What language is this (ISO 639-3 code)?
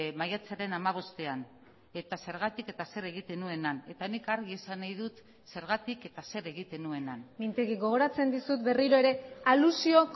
eus